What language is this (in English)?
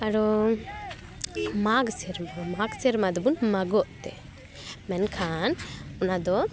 Santali